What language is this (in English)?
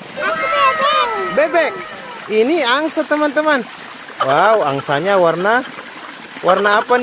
Indonesian